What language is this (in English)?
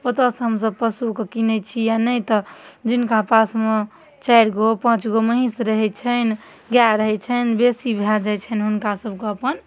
Maithili